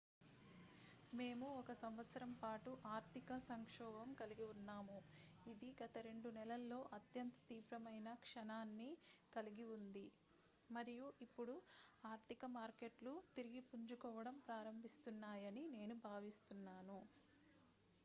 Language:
Telugu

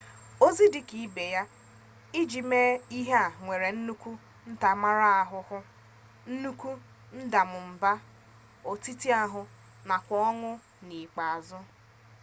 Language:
Igbo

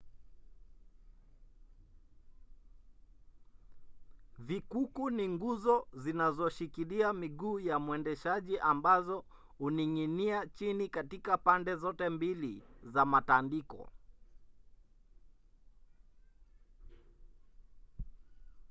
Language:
Swahili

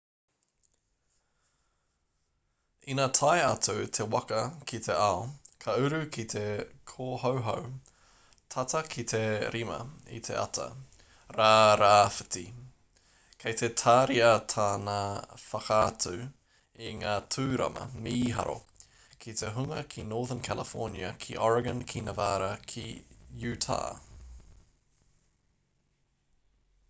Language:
Māori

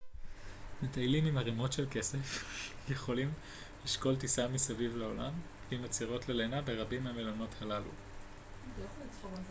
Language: Hebrew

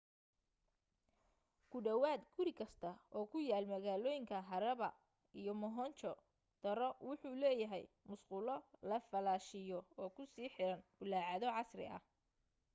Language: Somali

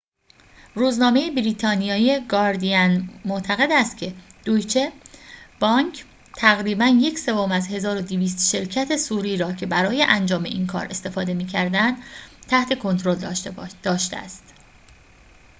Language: Persian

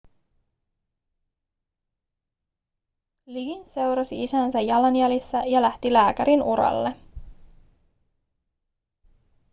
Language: Finnish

